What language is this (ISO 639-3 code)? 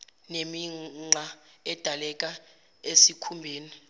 zul